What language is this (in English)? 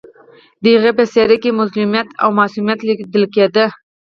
Pashto